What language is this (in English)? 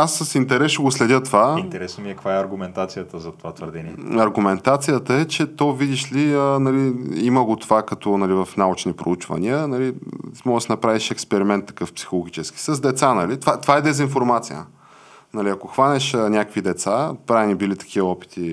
Bulgarian